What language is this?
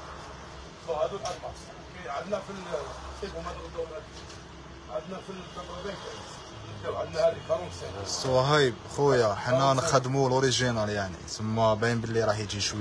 Arabic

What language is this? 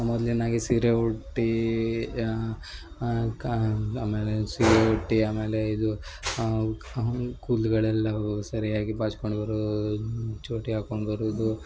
Kannada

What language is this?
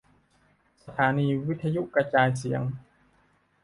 Thai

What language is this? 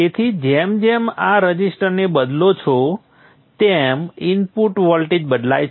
Gujarati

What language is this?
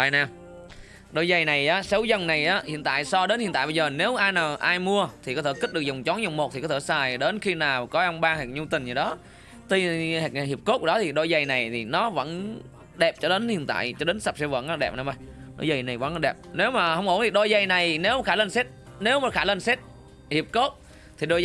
Vietnamese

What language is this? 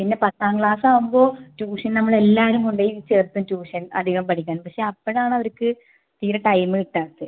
Malayalam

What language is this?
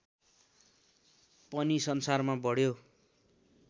Nepali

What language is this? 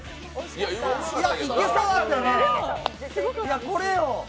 Japanese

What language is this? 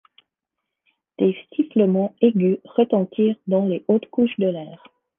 French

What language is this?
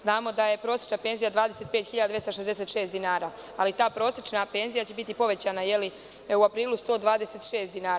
Serbian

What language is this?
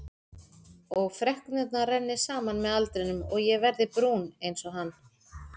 Icelandic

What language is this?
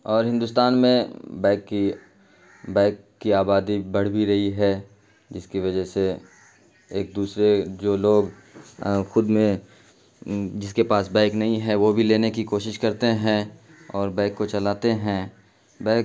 Urdu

